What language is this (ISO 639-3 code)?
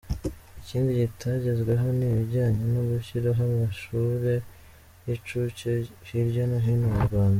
kin